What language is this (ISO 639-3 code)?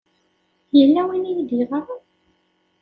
kab